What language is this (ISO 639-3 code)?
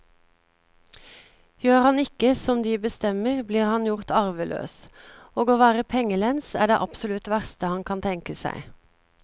nor